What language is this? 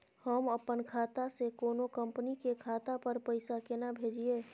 Maithili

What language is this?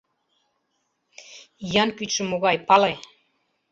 Mari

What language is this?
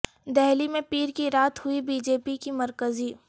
Urdu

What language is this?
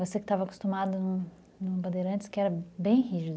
Portuguese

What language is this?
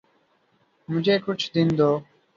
Urdu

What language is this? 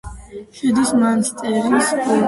Georgian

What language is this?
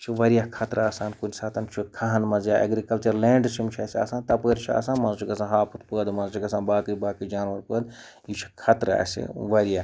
Kashmiri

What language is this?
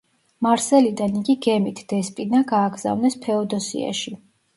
Georgian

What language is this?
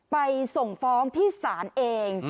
Thai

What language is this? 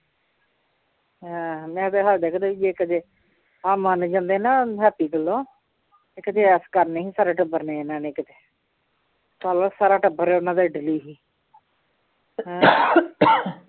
Punjabi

